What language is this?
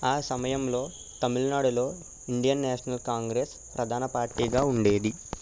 Telugu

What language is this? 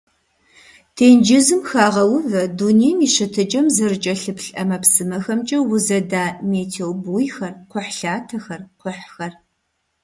Kabardian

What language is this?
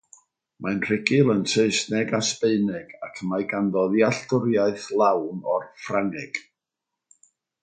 Welsh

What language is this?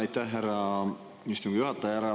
Estonian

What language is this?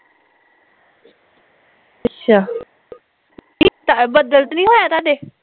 Punjabi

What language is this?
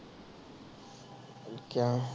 Punjabi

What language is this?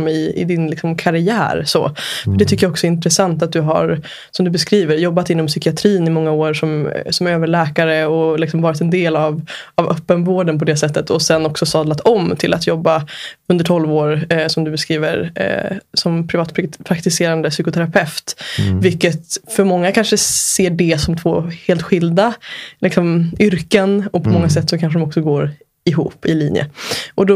Swedish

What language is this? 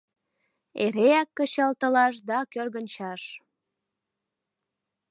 Mari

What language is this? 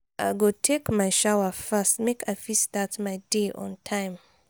Nigerian Pidgin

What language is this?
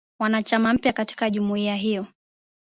Swahili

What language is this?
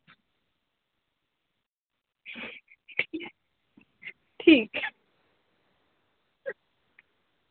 Dogri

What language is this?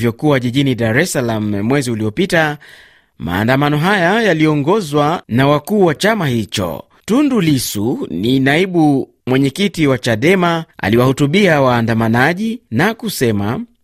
Swahili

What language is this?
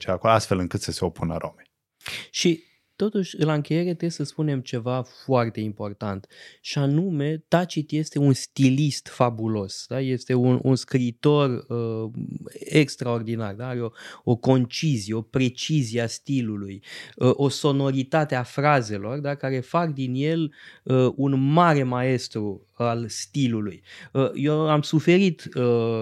Romanian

